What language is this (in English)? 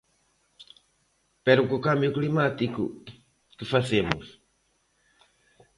Galician